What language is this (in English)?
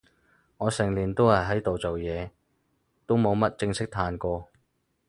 Cantonese